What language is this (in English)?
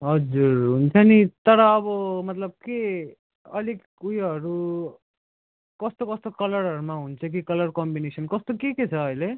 Nepali